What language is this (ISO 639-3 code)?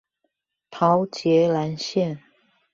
zho